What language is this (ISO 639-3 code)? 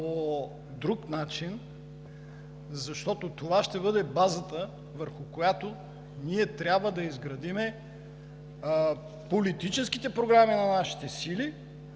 bul